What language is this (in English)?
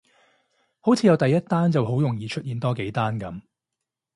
Cantonese